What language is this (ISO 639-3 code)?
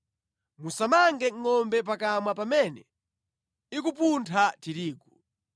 nya